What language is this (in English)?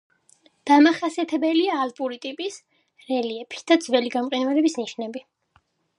Georgian